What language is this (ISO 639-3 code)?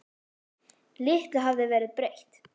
isl